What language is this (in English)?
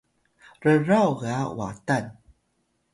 Atayal